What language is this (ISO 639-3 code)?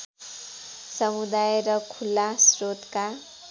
nep